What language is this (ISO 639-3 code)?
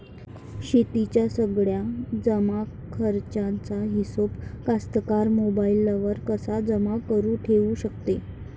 mar